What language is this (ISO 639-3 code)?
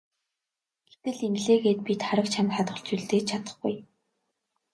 mon